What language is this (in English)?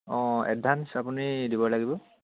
Assamese